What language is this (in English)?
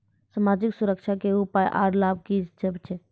Maithili